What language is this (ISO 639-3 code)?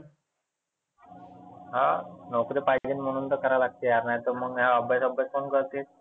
mar